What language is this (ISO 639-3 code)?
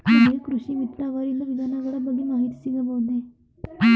kan